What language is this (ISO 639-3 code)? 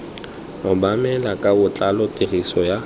tsn